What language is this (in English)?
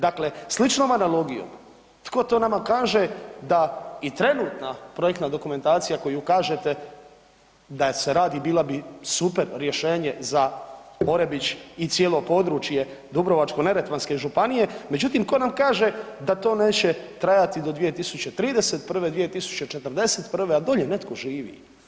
Croatian